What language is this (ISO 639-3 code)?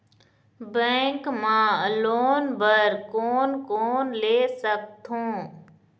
hne